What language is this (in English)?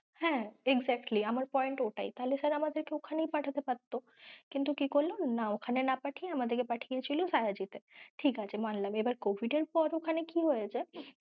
Bangla